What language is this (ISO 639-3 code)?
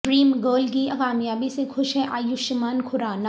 urd